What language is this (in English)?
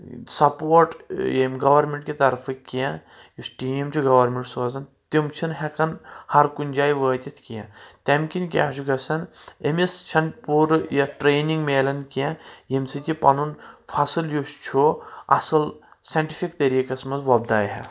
Kashmiri